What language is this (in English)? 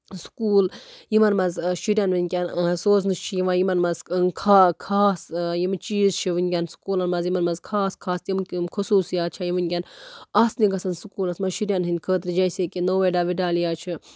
Kashmiri